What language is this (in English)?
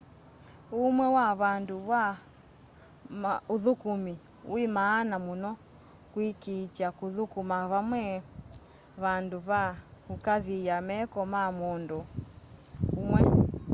Kamba